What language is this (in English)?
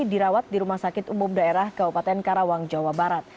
Indonesian